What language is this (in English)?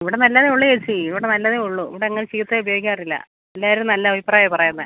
Malayalam